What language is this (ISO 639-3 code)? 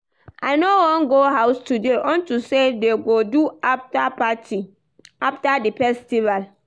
pcm